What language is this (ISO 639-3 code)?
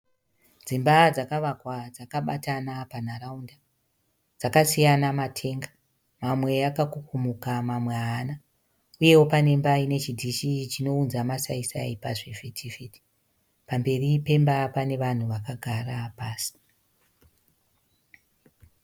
sna